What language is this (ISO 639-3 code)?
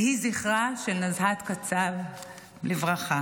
heb